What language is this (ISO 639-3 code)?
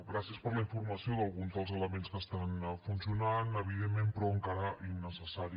cat